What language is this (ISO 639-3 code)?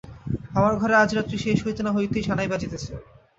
ben